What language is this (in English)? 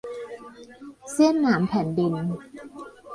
Thai